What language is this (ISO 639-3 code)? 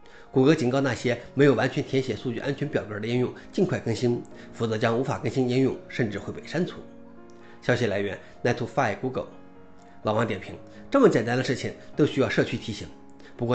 zho